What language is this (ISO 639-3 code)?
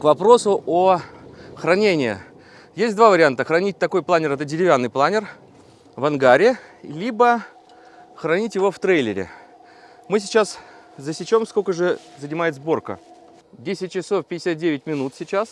rus